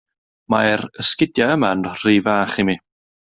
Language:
Welsh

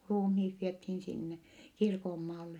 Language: Finnish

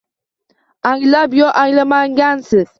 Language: Uzbek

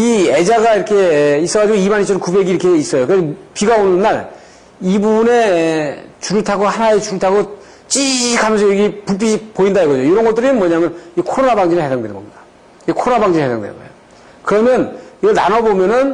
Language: Korean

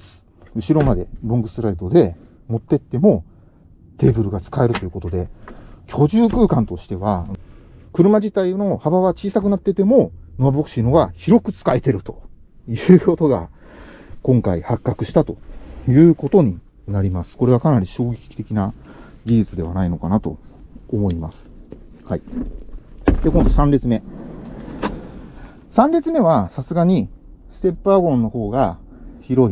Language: Japanese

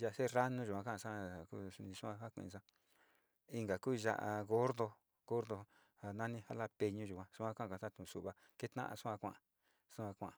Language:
Sinicahua Mixtec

